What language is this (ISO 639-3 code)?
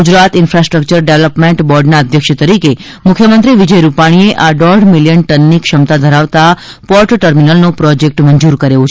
guj